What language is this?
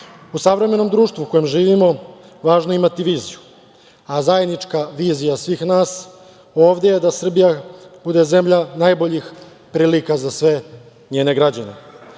Serbian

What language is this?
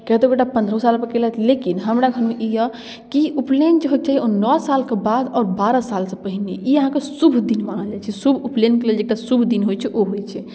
Maithili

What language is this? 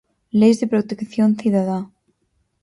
Galician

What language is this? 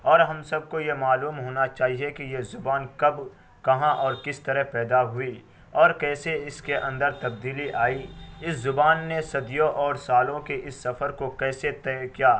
Urdu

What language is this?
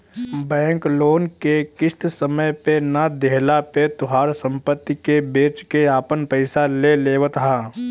Bhojpuri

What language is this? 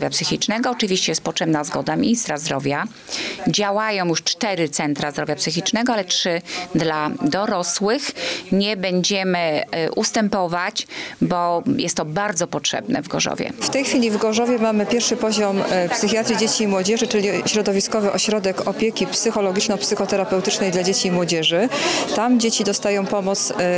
Polish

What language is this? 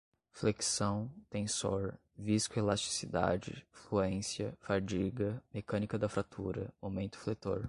Portuguese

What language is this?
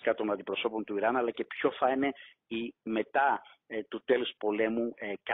Greek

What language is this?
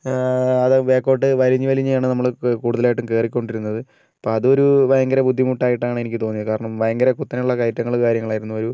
Malayalam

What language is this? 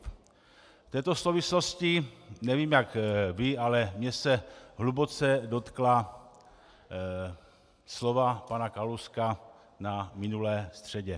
Czech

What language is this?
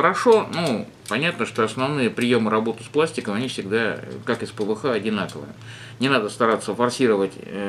Russian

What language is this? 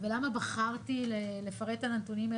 Hebrew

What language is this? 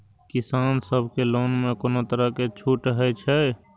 Maithili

